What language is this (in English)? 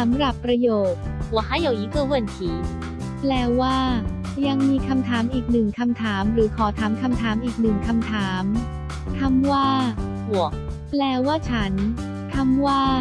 Thai